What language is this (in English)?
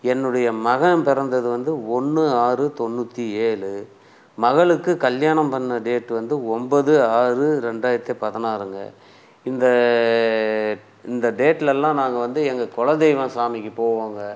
Tamil